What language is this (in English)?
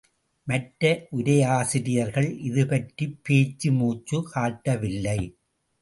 Tamil